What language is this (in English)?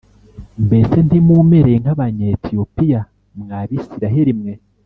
Kinyarwanda